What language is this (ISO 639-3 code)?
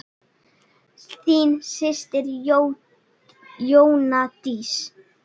isl